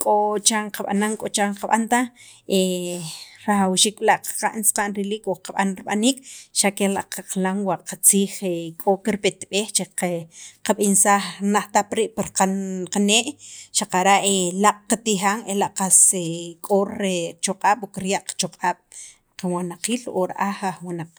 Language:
Sacapulteco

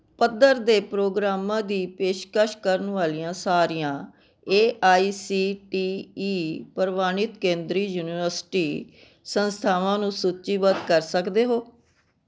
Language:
Punjabi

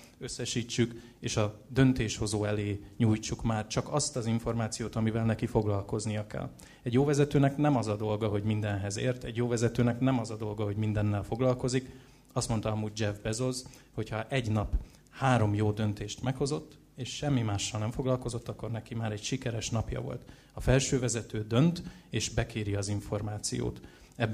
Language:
Hungarian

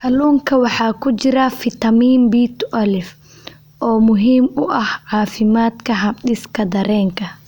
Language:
Somali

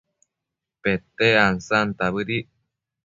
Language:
Matsés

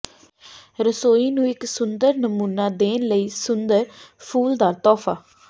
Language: Punjabi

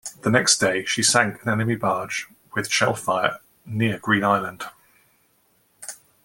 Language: English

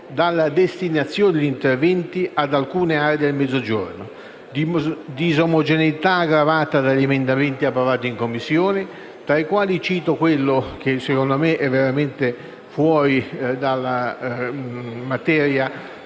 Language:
Italian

